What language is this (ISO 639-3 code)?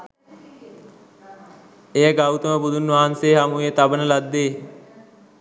sin